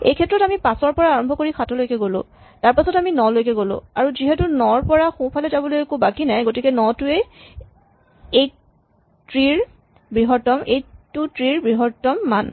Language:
Assamese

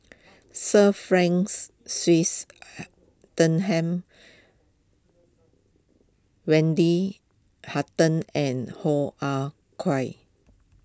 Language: English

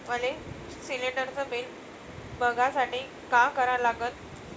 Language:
Marathi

